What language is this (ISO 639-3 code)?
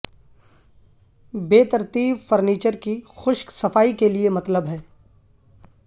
urd